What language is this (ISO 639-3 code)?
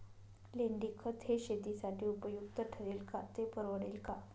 mar